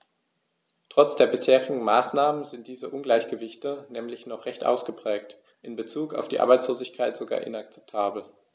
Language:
German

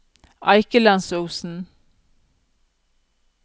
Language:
Norwegian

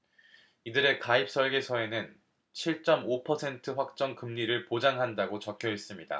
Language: Korean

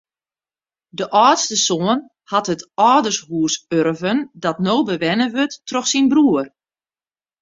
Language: Western Frisian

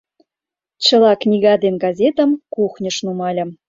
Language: Mari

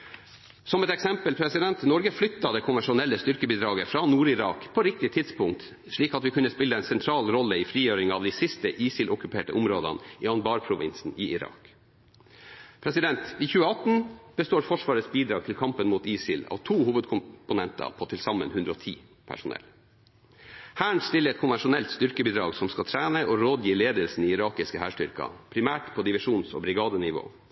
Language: Norwegian Bokmål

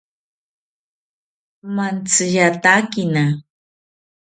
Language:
South Ucayali Ashéninka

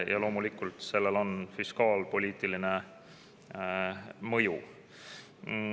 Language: Estonian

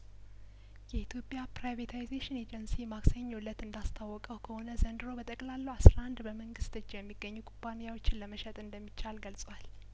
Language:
Amharic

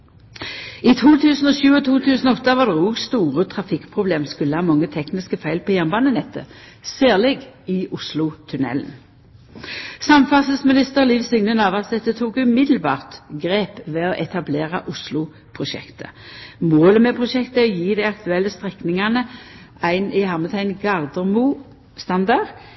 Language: Norwegian Nynorsk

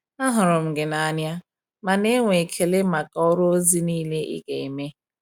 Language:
Igbo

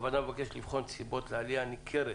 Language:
Hebrew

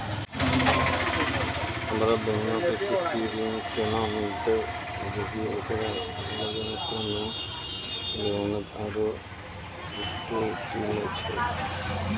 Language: Maithili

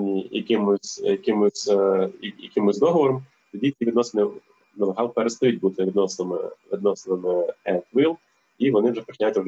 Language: Ukrainian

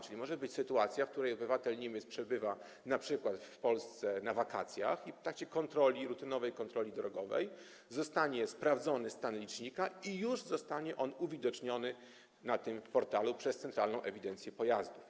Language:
Polish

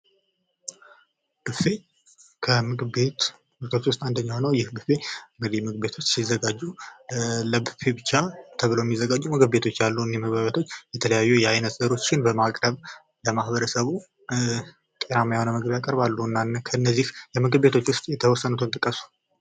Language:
Amharic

